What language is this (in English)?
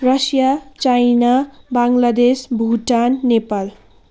Nepali